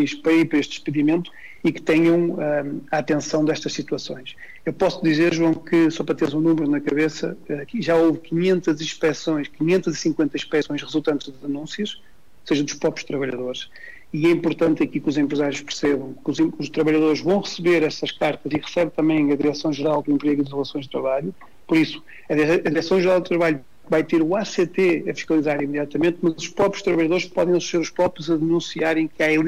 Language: Portuguese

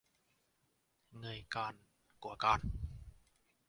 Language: Vietnamese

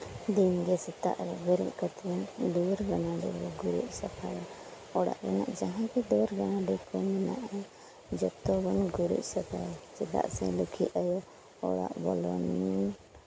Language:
Santali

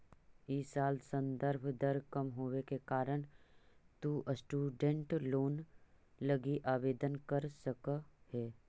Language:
Magahi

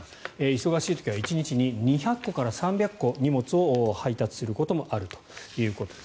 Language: Japanese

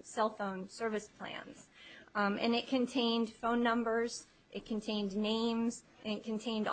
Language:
English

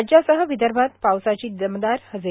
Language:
Marathi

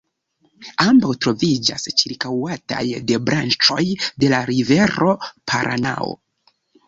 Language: Esperanto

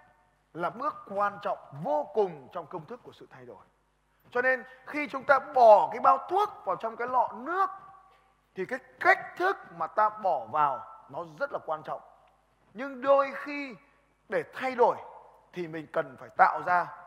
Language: Vietnamese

